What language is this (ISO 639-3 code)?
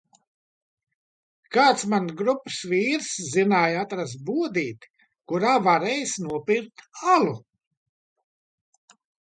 lav